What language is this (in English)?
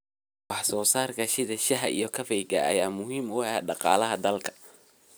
Somali